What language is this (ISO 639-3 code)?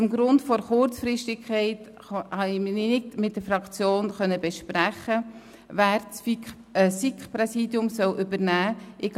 gsw